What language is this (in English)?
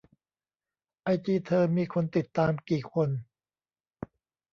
Thai